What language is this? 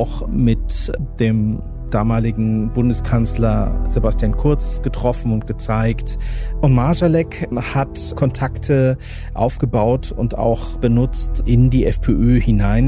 German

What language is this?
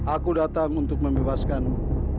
Indonesian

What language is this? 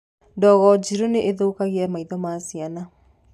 Kikuyu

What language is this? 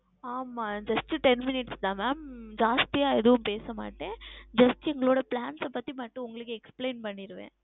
Tamil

